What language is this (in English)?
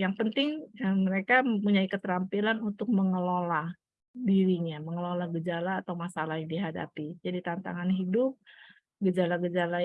Indonesian